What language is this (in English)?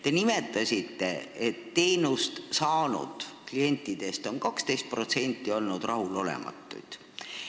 Estonian